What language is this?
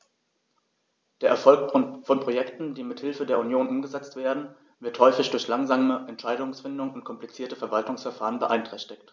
German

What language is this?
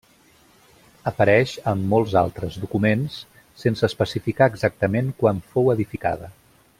Catalan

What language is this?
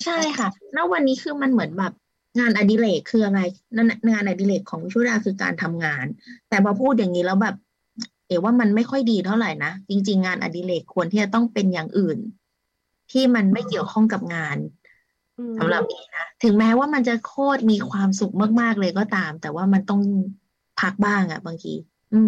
Thai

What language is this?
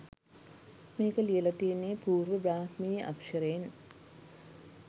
Sinhala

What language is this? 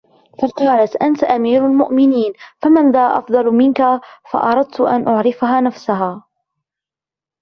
Arabic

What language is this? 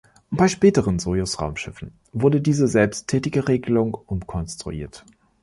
German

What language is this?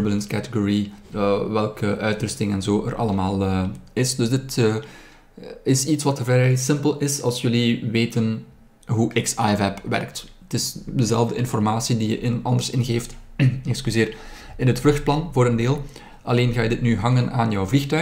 Dutch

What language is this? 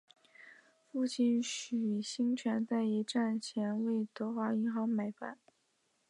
Chinese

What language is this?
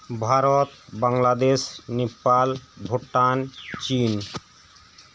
Santali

